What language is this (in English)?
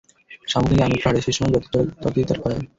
Bangla